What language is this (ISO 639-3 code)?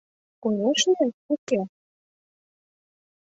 chm